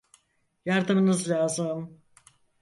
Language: Turkish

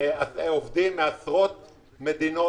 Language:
Hebrew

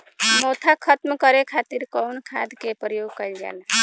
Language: Bhojpuri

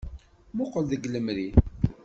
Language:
Kabyle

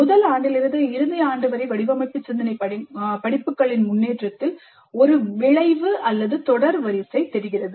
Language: Tamil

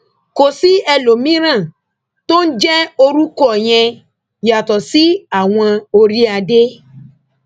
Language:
Yoruba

